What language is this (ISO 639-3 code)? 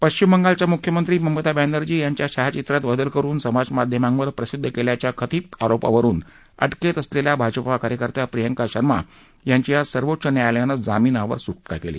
mar